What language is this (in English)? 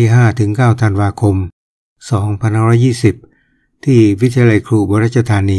Thai